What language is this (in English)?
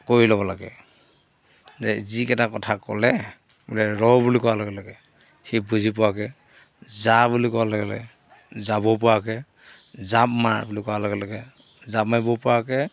Assamese